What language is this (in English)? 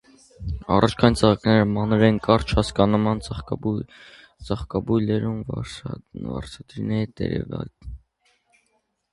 Armenian